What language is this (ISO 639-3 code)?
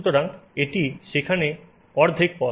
ben